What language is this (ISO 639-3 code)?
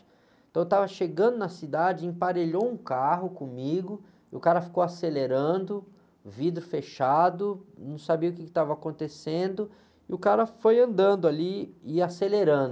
por